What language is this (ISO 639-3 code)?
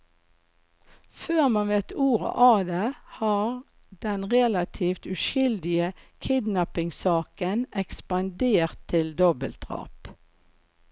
nor